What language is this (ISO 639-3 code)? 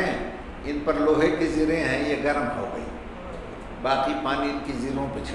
hin